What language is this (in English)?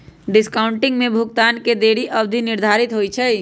Magahi